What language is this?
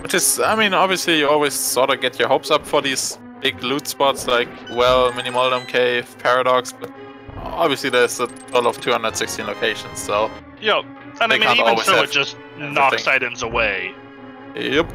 English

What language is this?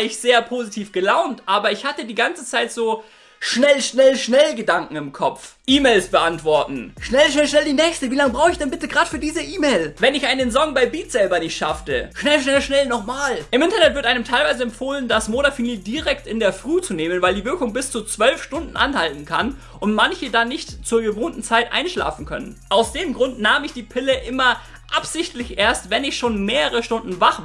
German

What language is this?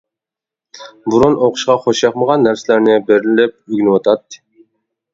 Uyghur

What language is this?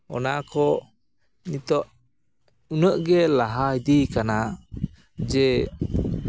Santali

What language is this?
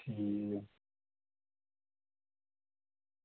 Dogri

